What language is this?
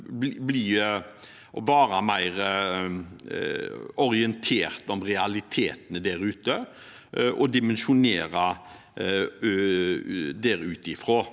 Norwegian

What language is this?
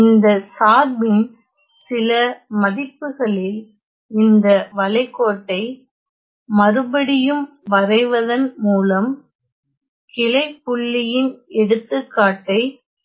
Tamil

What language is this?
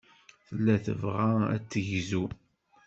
Kabyle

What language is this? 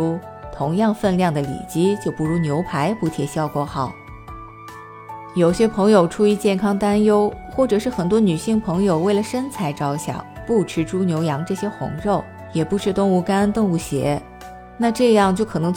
Chinese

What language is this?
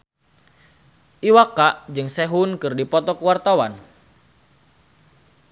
Sundanese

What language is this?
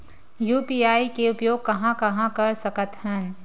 Chhattisgarhi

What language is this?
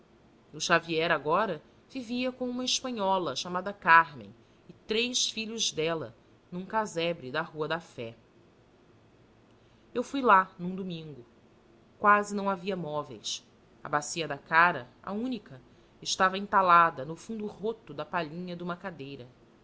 Portuguese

